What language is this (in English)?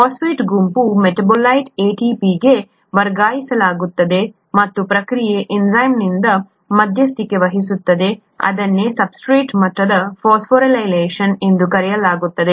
Kannada